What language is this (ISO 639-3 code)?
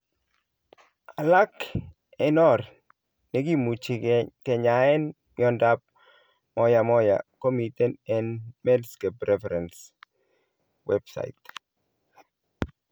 kln